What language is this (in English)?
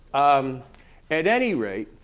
English